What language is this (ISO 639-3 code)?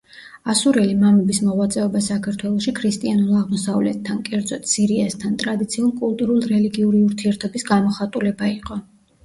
kat